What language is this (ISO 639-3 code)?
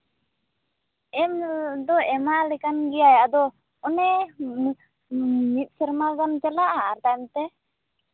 sat